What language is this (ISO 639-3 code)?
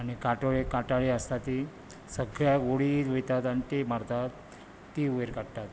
kok